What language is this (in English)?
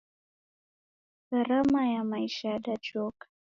Taita